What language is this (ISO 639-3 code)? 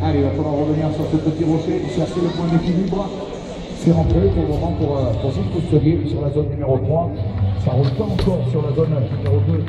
fra